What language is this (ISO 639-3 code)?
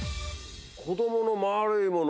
jpn